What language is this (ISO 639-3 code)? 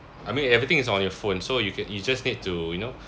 eng